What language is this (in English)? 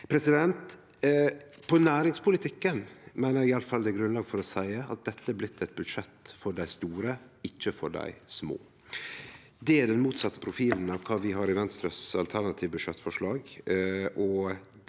Norwegian